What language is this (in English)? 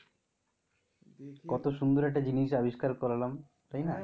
Bangla